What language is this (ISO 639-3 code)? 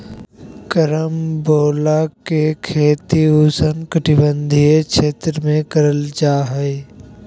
mag